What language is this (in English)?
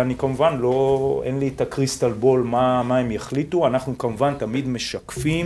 Hebrew